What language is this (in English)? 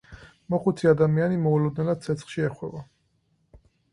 Georgian